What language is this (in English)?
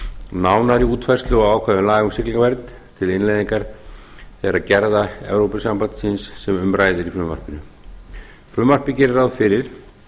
Icelandic